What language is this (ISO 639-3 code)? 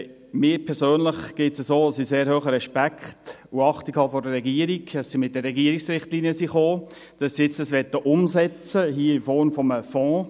gsw